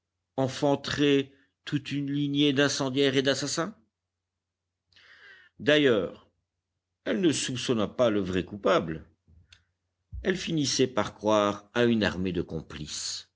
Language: French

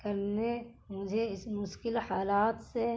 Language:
Urdu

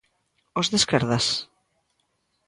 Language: Galician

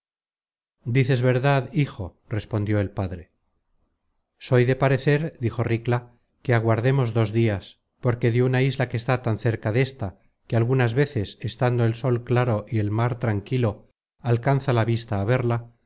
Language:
Spanish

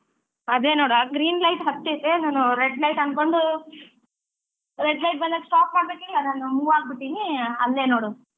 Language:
Kannada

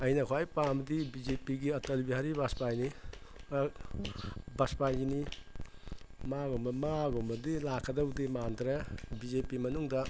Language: Manipuri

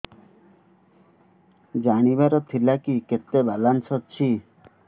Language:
Odia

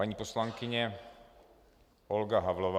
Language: Czech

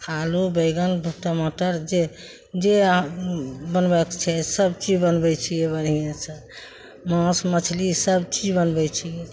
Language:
Maithili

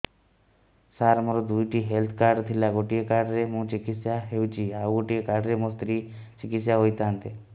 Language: Odia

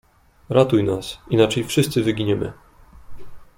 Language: Polish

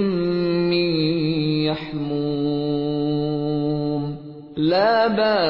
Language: Urdu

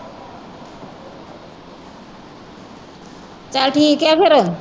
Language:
Punjabi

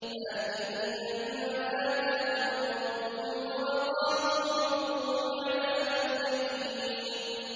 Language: Arabic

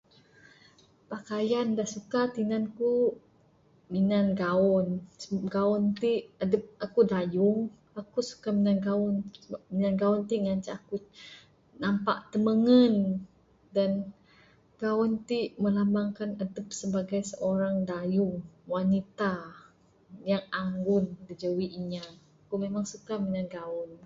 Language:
Bukar-Sadung Bidayuh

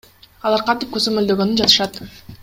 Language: Kyrgyz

